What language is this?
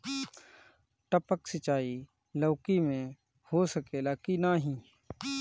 Bhojpuri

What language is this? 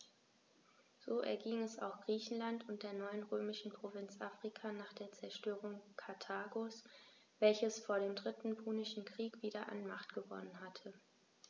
German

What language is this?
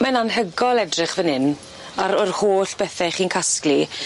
Welsh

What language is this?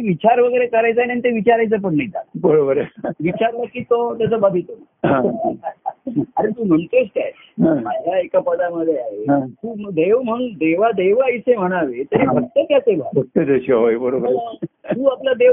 Marathi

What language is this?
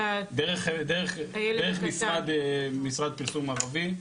Hebrew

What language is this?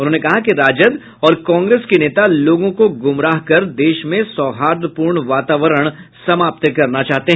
Hindi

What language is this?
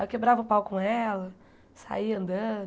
Portuguese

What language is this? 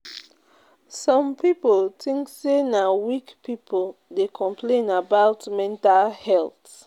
Nigerian Pidgin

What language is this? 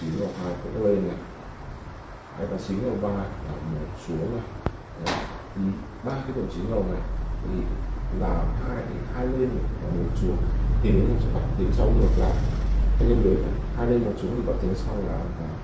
Vietnamese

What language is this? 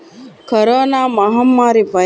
Telugu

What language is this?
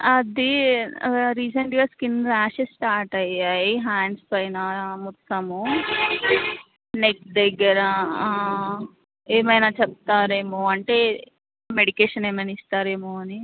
Telugu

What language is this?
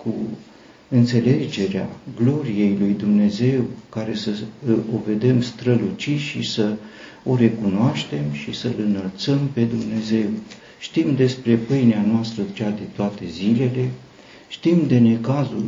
Romanian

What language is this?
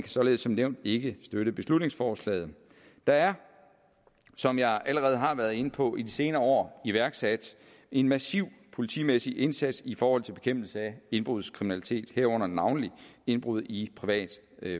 Danish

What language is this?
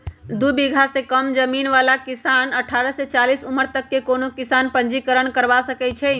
Magahi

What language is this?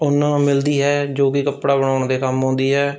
Punjabi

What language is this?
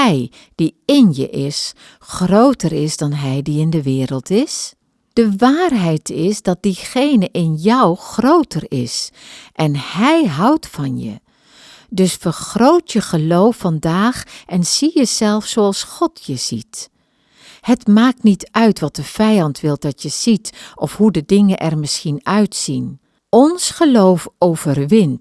Dutch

